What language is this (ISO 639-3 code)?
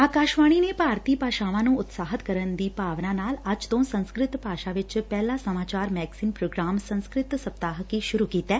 pan